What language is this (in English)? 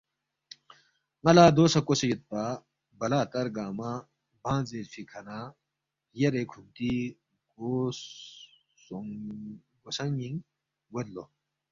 Balti